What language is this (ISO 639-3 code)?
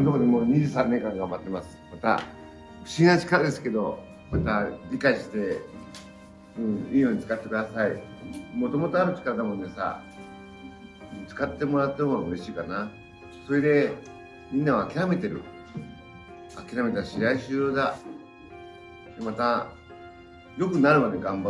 jpn